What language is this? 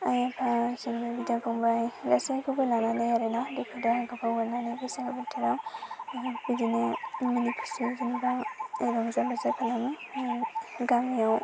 Bodo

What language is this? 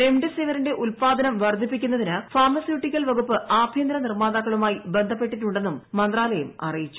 Malayalam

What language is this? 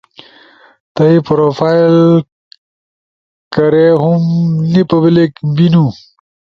Ushojo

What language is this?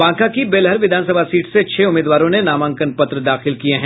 Hindi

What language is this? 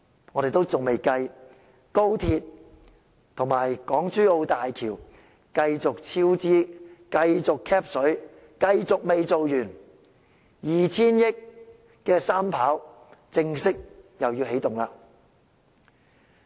Cantonese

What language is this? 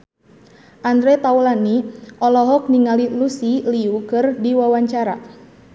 Sundanese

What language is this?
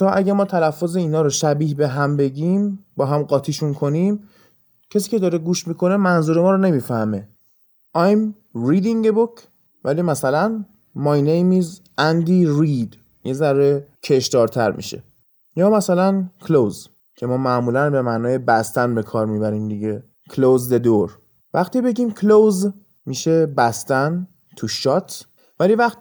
Persian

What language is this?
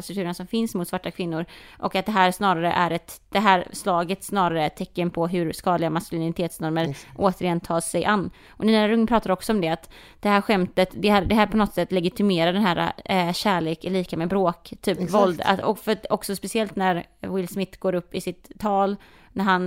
Swedish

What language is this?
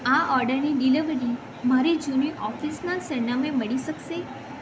Gujarati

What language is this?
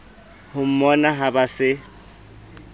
Southern Sotho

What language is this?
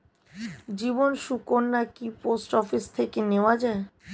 Bangla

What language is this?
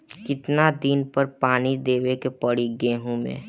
Bhojpuri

